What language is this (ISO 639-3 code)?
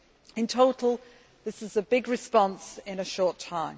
eng